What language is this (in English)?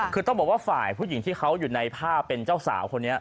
Thai